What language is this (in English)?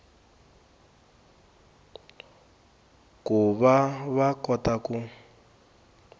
Tsonga